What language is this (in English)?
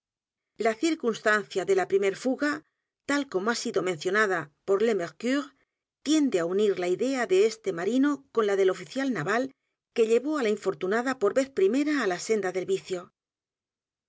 Spanish